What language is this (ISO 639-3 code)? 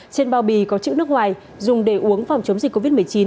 vie